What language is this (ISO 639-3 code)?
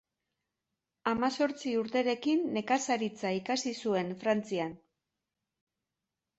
eus